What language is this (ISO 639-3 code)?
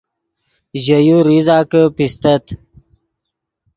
ydg